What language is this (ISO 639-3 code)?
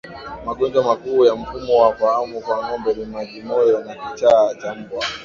swa